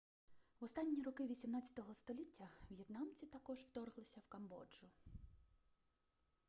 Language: Ukrainian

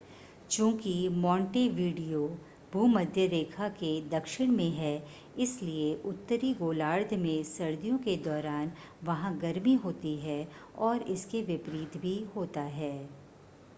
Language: Hindi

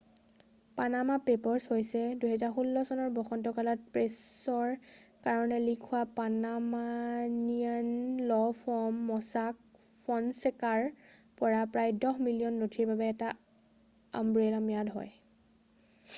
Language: Assamese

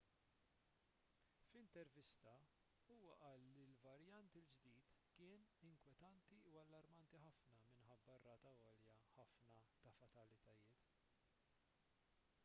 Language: Maltese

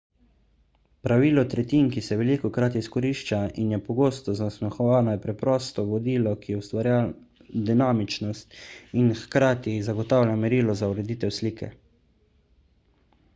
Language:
Slovenian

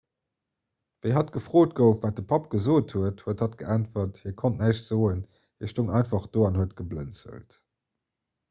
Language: Luxembourgish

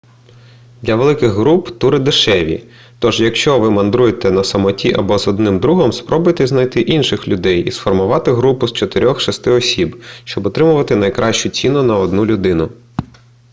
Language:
Ukrainian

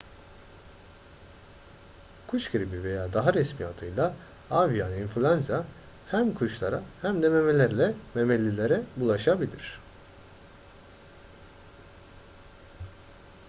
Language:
Turkish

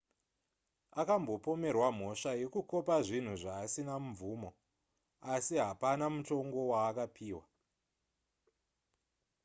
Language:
Shona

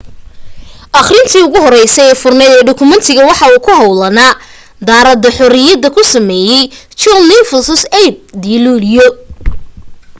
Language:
Somali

